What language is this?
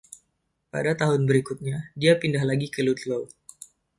Indonesian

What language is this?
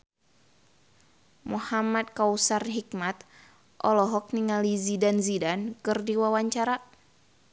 Sundanese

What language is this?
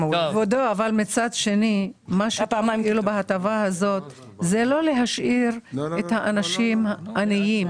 Hebrew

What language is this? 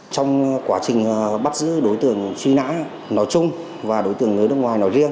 Vietnamese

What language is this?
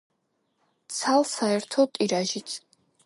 Georgian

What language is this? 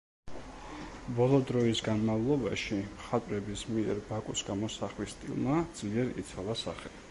Georgian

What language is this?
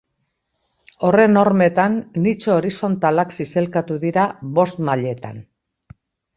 Basque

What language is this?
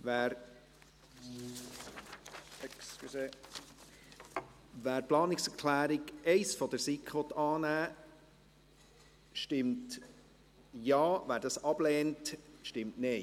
Swiss German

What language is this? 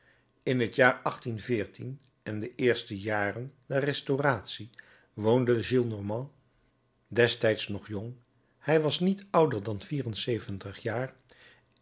Dutch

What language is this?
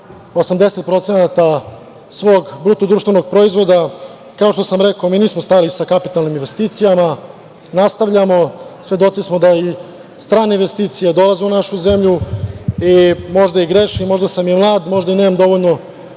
Serbian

